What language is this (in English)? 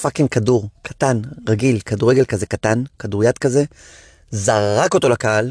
Hebrew